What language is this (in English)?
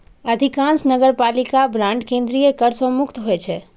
Maithili